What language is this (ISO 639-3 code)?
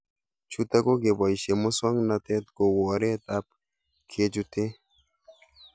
kln